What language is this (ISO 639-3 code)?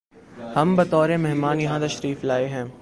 urd